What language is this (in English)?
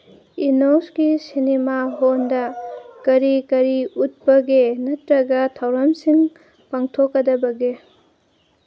Manipuri